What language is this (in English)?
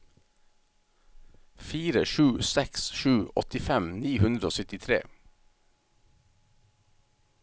Norwegian